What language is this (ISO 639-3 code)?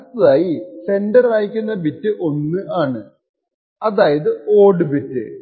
mal